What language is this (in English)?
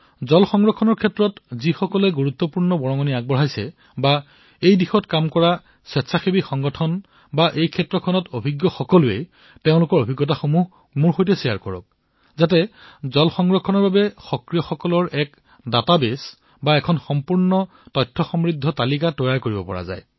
Assamese